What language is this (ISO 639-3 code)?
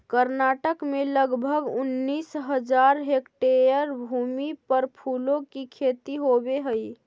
mag